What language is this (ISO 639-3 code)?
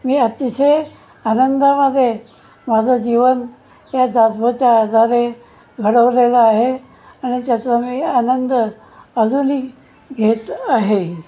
mar